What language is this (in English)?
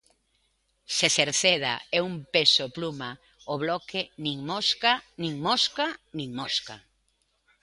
Galician